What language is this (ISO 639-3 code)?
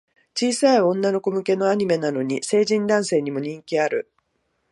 jpn